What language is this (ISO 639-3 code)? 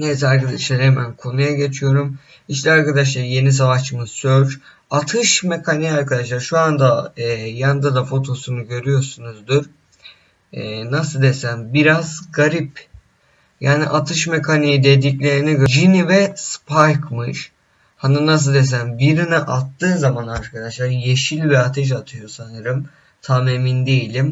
tur